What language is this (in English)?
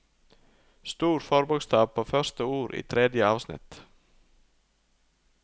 Norwegian